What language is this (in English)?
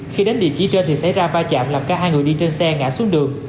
Vietnamese